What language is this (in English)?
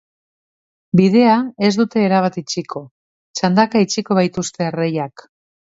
Basque